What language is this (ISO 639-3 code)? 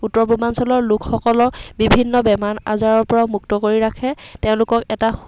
asm